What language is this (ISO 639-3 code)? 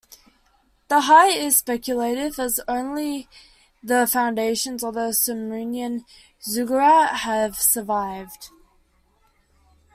eng